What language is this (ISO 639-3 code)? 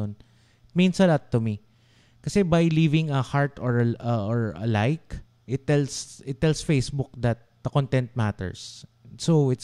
fil